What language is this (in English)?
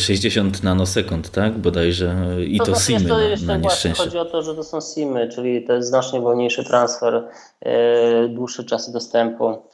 Polish